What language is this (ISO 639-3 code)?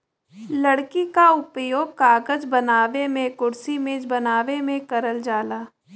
bho